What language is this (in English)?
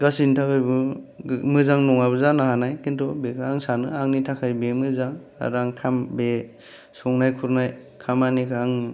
Bodo